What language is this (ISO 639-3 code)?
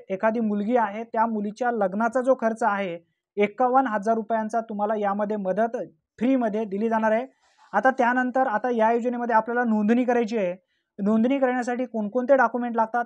mar